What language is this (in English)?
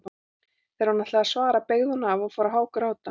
Icelandic